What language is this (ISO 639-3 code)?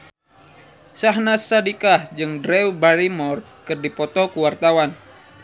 sun